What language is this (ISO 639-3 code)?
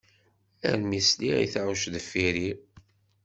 kab